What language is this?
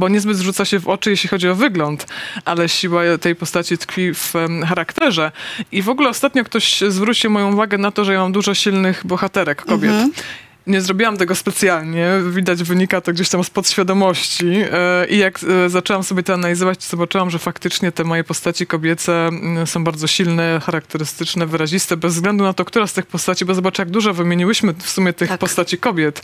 Polish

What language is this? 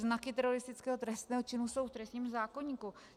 Czech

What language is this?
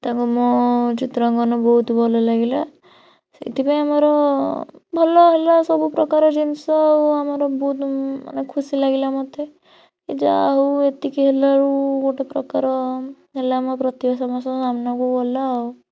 Odia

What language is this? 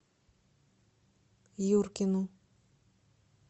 Russian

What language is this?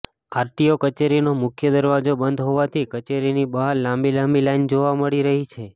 Gujarati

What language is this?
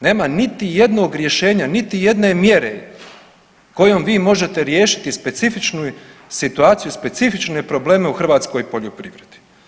Croatian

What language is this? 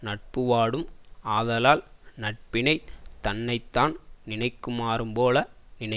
Tamil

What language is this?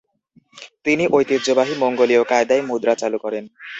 Bangla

